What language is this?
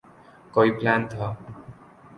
Urdu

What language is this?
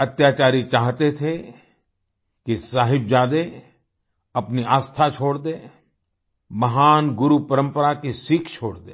Hindi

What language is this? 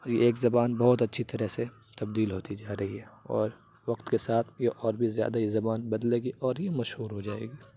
Urdu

